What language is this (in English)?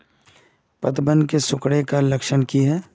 Magahi